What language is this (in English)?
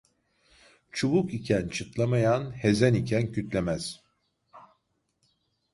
Turkish